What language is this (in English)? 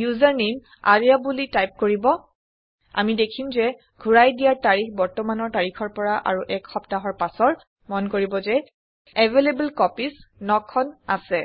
Assamese